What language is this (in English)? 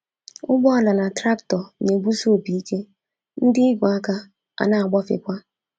Igbo